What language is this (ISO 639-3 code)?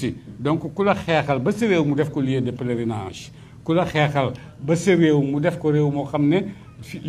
fra